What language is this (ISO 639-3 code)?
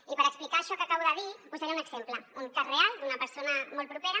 cat